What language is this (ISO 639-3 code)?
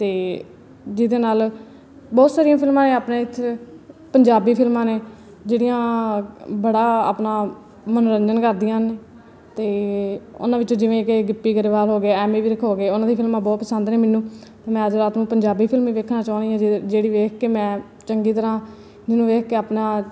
pan